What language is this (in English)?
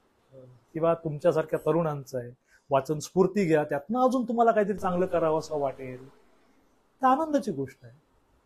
Marathi